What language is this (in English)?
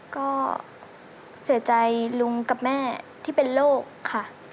Thai